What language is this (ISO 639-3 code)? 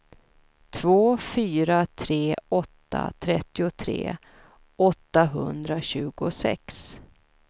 swe